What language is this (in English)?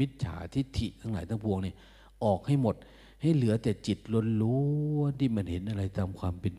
Thai